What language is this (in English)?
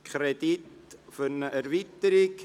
Swiss German